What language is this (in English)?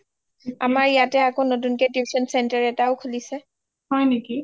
Assamese